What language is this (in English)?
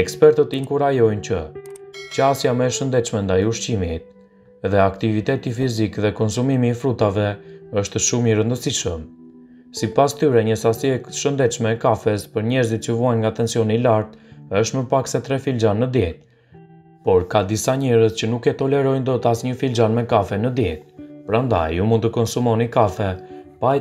Romanian